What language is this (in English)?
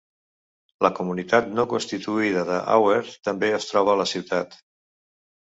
Catalan